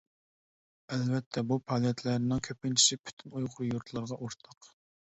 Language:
Uyghur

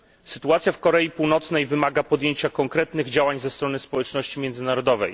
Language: Polish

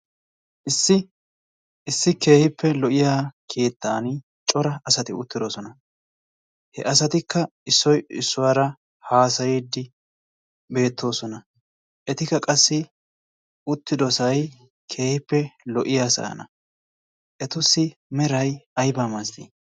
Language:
Wolaytta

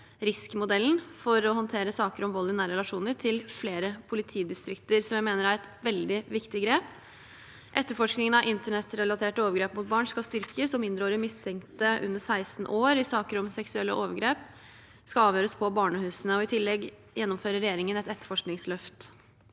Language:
Norwegian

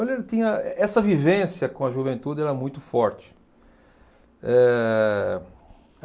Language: Portuguese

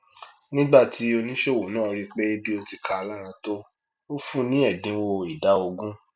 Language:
Yoruba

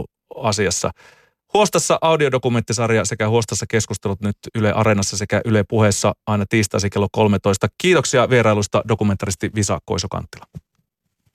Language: Finnish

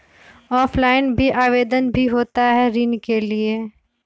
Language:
Magahi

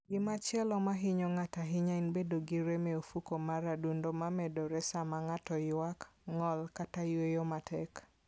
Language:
Luo (Kenya and Tanzania)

